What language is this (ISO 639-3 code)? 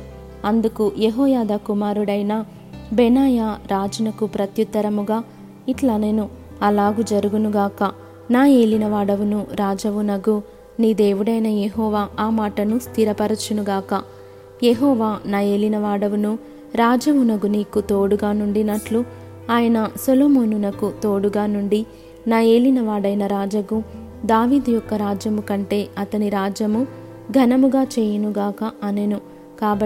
tel